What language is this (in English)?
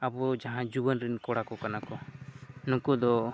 Santali